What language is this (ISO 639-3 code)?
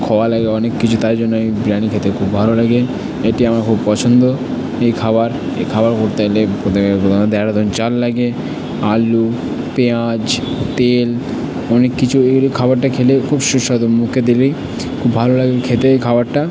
ben